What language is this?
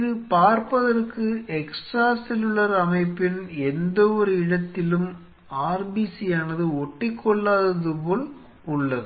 Tamil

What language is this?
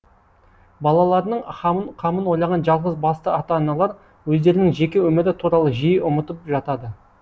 Kazakh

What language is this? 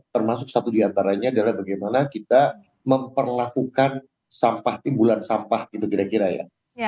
Indonesian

